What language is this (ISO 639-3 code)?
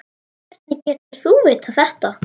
isl